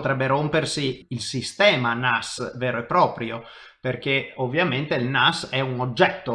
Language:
Italian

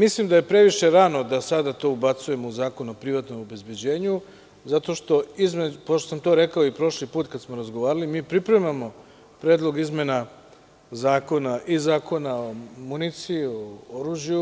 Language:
Serbian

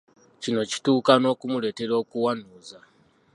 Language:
Ganda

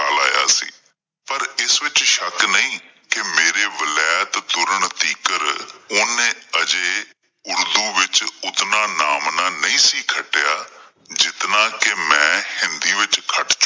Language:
Punjabi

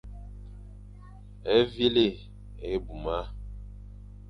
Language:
Fang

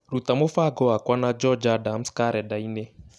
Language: Kikuyu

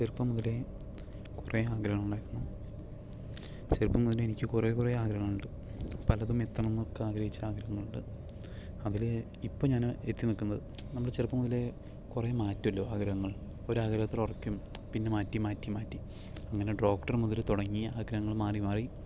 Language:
Malayalam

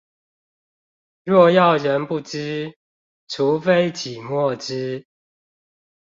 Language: Chinese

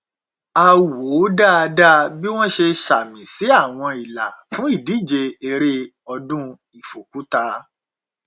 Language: Yoruba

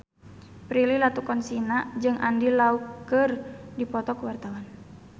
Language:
Sundanese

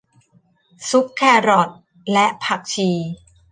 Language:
Thai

